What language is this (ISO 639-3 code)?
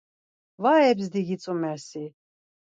lzz